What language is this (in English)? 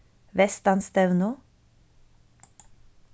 Faroese